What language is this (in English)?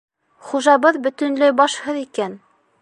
Bashkir